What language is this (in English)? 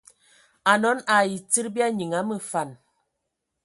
Ewondo